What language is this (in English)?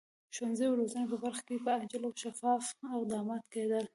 Pashto